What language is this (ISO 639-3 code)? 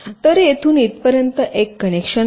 mar